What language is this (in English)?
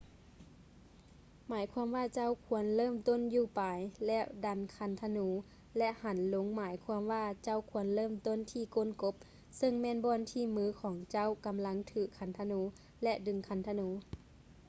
Lao